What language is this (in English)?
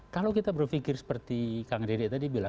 Indonesian